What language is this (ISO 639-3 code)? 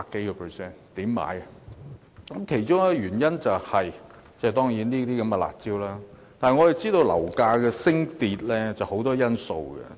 yue